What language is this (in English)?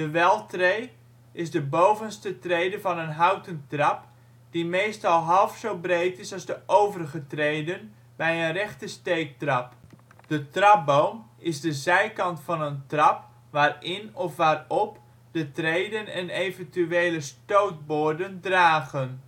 Dutch